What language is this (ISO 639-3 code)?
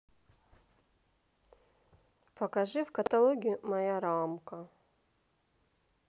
rus